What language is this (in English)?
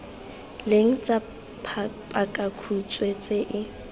Tswana